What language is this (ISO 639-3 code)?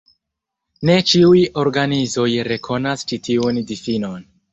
epo